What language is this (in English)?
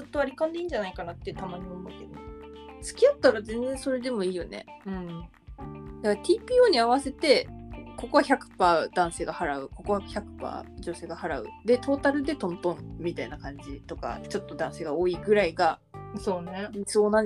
Japanese